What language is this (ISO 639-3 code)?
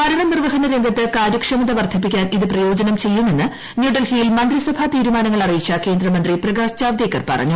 mal